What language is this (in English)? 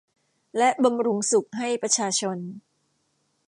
Thai